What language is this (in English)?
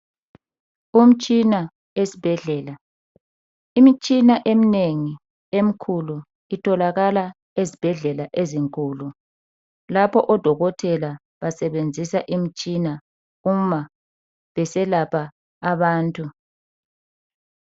North Ndebele